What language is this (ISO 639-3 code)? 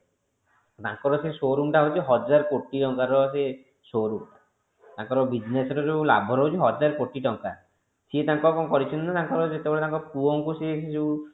ori